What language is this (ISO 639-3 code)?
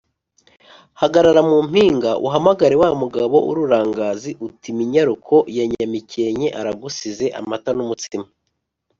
kin